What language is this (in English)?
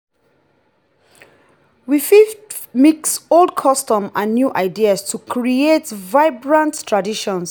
Nigerian Pidgin